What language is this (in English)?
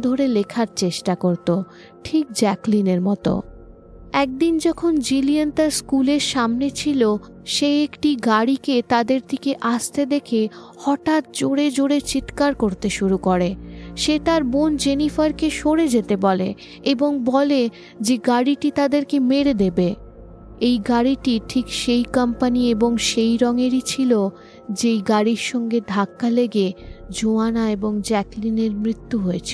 Bangla